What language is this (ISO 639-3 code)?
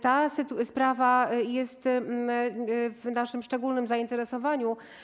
pol